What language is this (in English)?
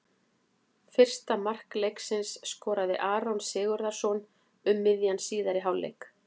Icelandic